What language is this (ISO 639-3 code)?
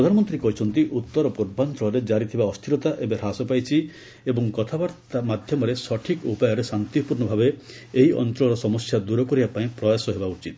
ori